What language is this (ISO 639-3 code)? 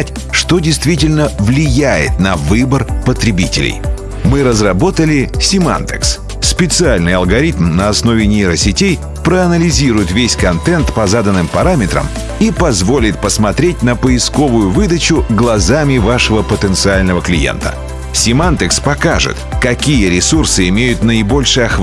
rus